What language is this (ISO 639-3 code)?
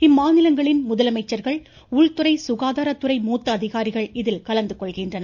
tam